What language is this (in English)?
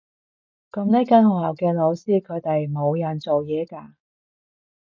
Cantonese